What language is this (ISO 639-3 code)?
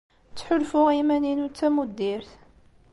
kab